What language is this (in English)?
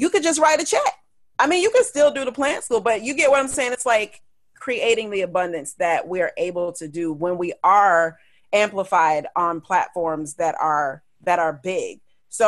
English